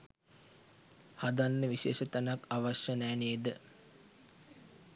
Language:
Sinhala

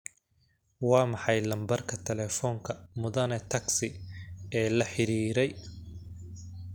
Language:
Somali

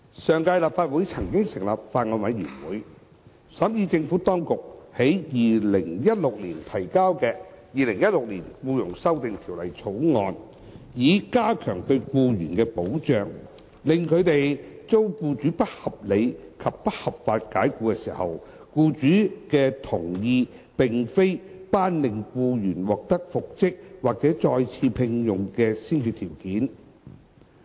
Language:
Cantonese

